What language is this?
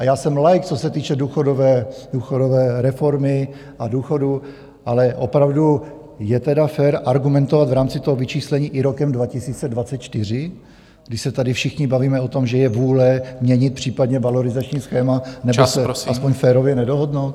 Czech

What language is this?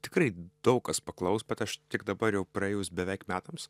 Lithuanian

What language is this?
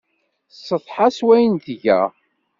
Kabyle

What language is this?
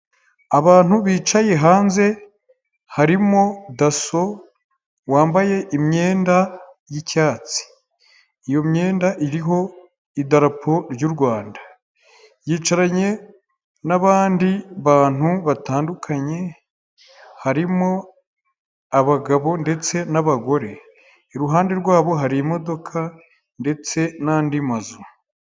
Kinyarwanda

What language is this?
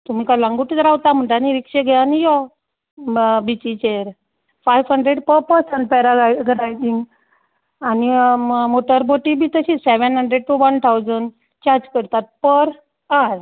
Konkani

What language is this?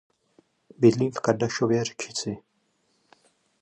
Czech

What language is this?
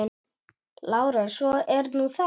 Icelandic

